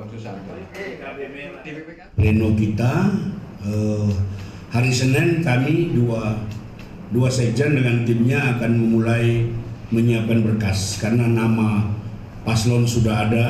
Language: Indonesian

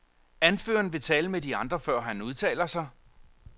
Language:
Danish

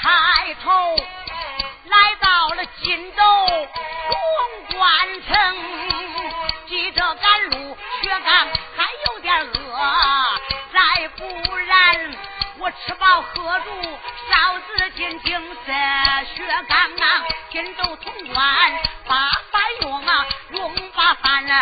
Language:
Chinese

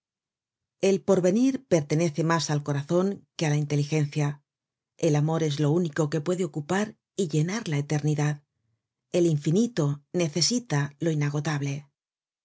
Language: Spanish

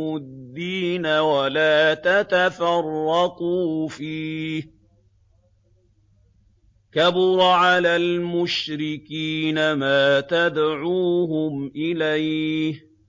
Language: Arabic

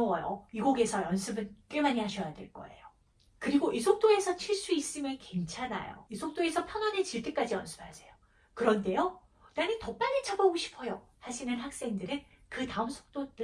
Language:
Korean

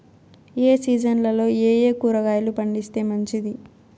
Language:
Telugu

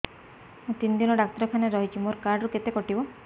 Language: Odia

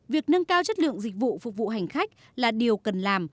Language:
Vietnamese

